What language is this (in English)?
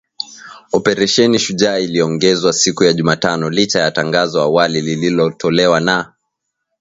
Swahili